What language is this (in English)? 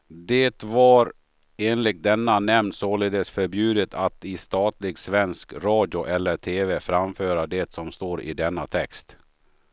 Swedish